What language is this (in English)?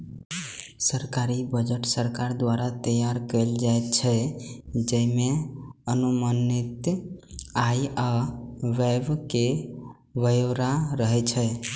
Maithili